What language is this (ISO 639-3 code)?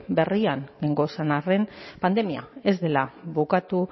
eus